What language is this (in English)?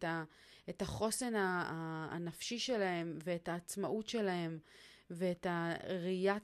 Hebrew